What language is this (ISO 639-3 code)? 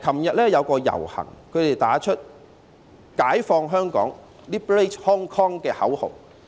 yue